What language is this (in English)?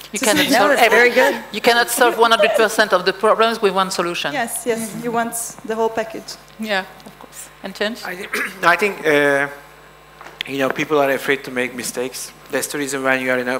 English